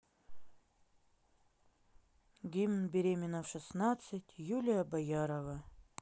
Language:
Russian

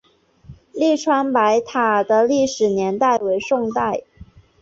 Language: Chinese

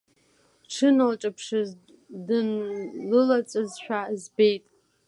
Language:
Abkhazian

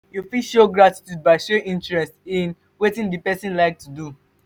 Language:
Nigerian Pidgin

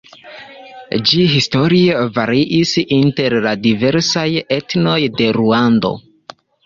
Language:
Esperanto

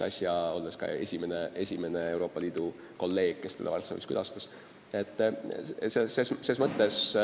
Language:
Estonian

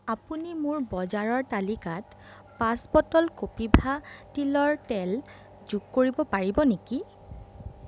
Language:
Assamese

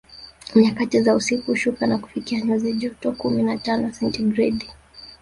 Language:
Swahili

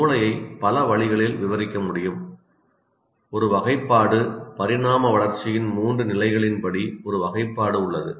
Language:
Tamil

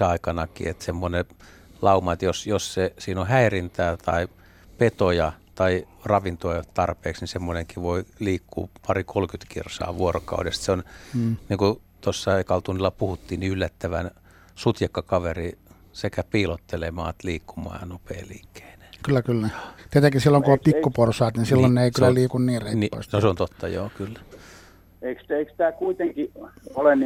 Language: Finnish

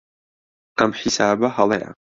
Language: Central Kurdish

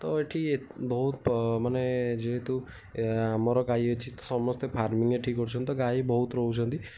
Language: Odia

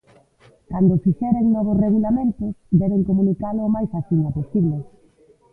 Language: Galician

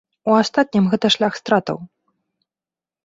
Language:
Belarusian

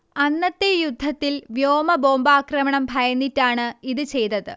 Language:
Malayalam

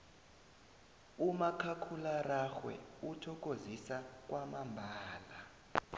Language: South Ndebele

